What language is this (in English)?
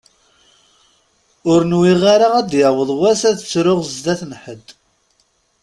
Kabyle